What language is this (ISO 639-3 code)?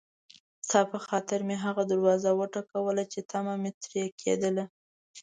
pus